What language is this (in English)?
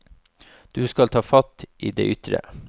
Norwegian